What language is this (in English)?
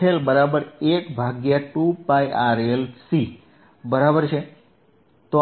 Gujarati